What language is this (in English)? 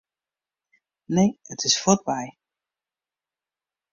Western Frisian